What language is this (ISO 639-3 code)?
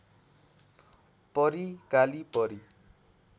nep